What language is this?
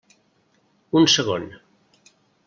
Catalan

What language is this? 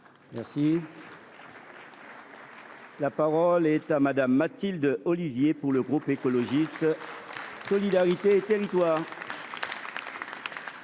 French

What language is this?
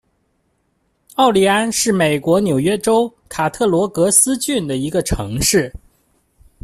Chinese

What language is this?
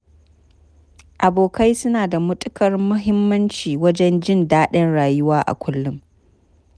Hausa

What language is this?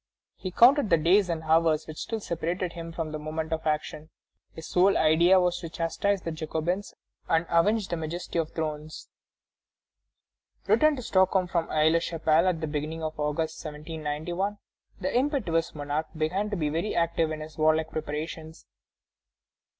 English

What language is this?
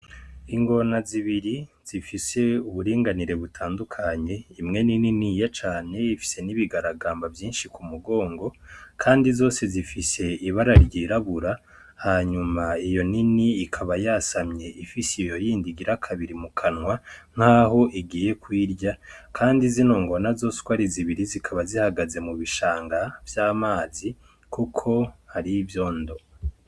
Rundi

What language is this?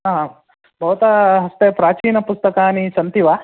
Sanskrit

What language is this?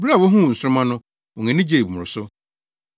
Akan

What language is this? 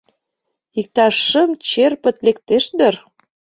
Mari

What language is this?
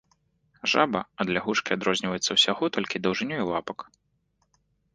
Belarusian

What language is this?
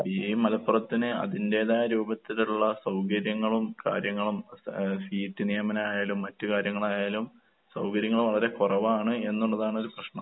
Malayalam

